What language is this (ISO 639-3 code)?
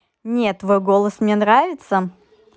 rus